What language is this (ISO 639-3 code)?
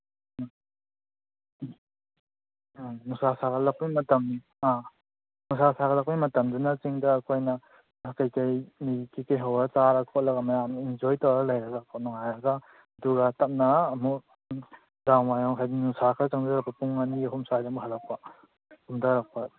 mni